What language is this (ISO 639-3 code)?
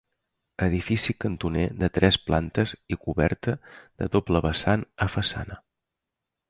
cat